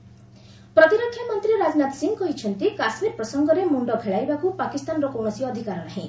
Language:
Odia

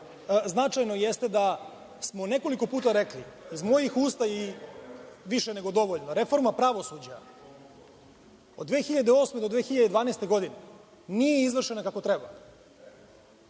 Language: Serbian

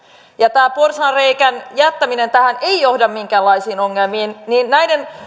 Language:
Finnish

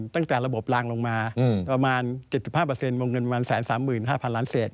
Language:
Thai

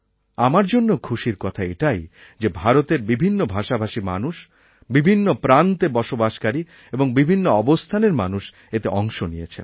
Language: Bangla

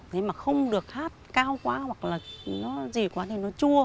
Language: Vietnamese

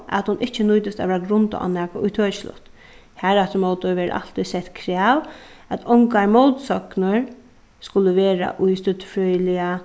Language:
Faroese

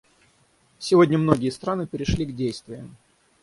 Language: Russian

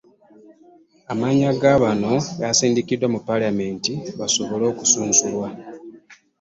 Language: Ganda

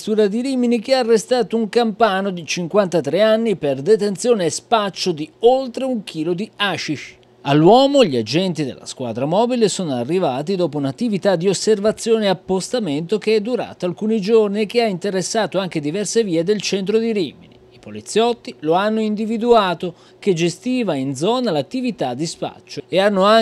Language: Italian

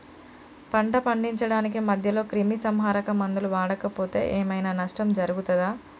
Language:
Telugu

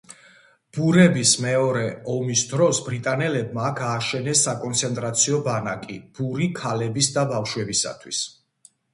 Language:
Georgian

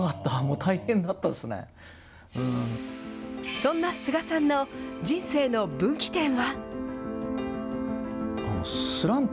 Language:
Japanese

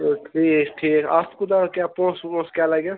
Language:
Kashmiri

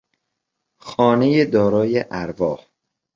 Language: Persian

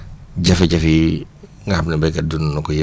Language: Wolof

